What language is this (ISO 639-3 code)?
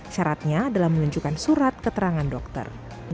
ind